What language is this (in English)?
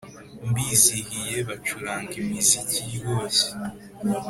Kinyarwanda